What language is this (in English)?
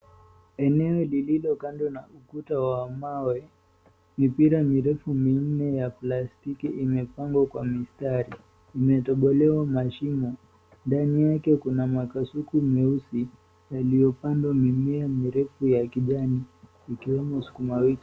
Swahili